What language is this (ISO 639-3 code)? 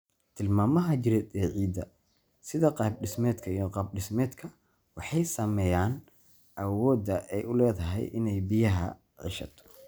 som